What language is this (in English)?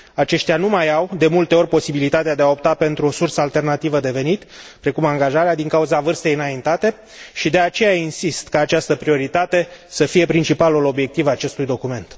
Romanian